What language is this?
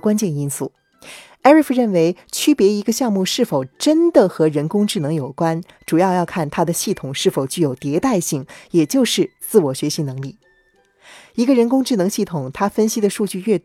Chinese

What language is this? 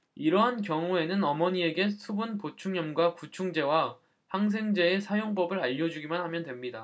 Korean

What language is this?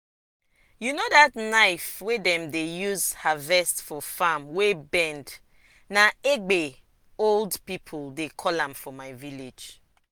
Nigerian Pidgin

